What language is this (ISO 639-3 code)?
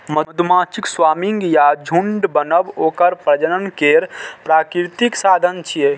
mai